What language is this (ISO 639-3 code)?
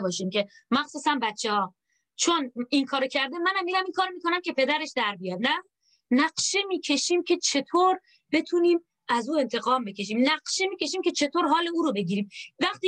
fas